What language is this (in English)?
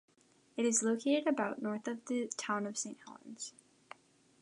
English